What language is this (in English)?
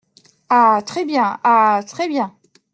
French